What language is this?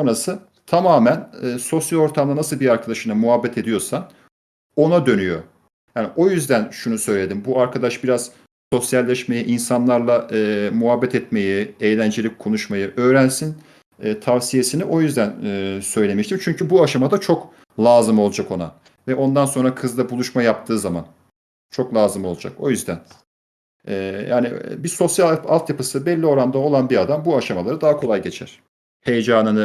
Turkish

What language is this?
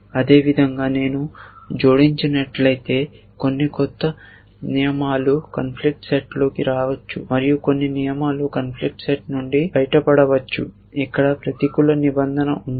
Telugu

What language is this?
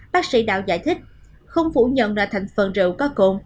Vietnamese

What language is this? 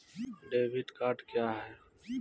Maithili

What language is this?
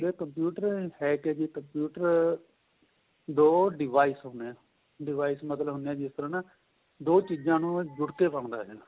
Punjabi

